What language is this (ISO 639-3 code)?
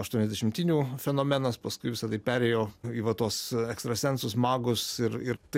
lit